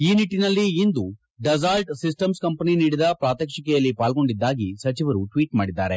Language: Kannada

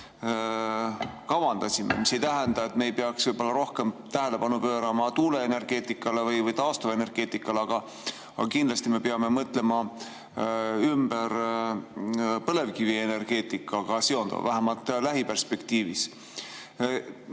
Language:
Estonian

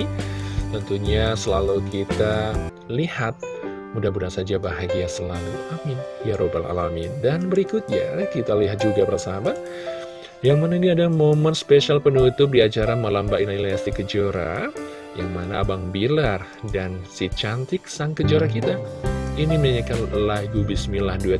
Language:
Indonesian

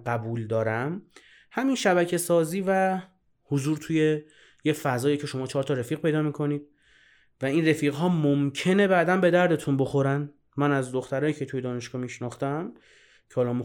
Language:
Persian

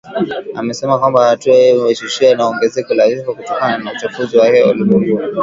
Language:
Swahili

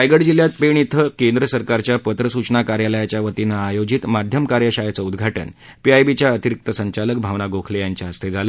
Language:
Marathi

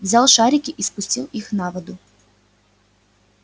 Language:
Russian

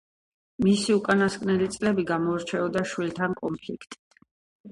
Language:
Georgian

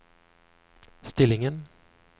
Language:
Norwegian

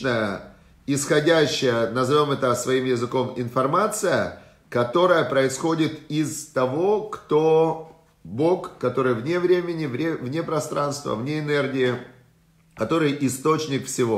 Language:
Russian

